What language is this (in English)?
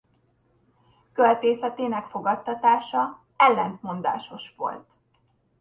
Hungarian